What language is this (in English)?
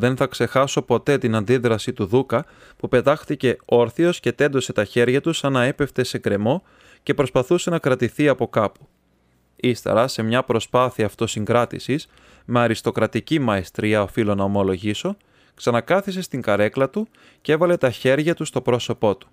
Greek